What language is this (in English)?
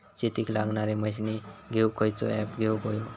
Marathi